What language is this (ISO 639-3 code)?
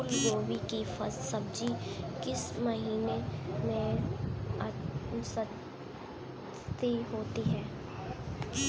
hin